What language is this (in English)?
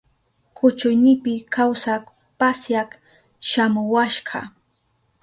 Southern Pastaza Quechua